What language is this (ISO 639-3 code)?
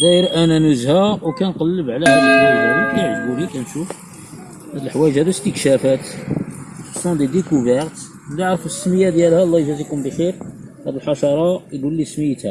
ara